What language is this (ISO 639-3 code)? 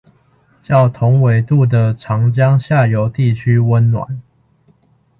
zho